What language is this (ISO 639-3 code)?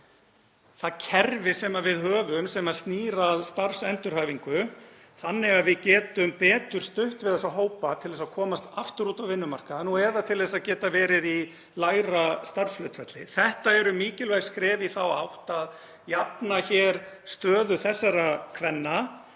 isl